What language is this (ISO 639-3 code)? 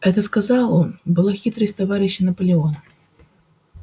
rus